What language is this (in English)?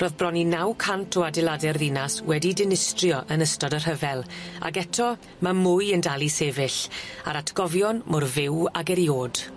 Welsh